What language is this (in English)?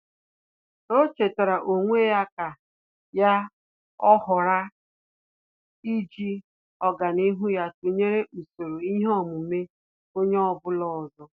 Igbo